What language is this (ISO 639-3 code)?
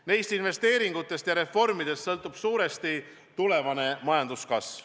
est